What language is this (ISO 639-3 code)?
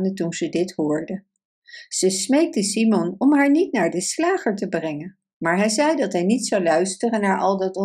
nld